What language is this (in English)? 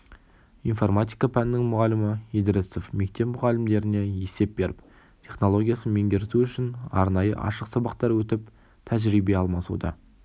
Kazakh